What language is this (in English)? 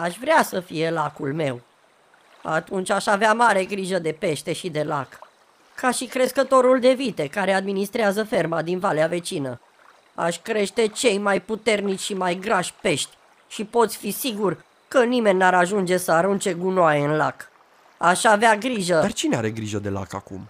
Romanian